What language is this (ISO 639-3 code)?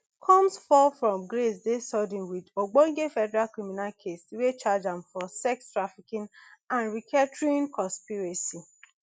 pcm